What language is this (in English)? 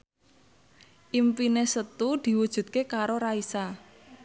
Javanese